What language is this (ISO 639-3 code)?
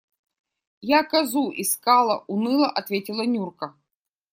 rus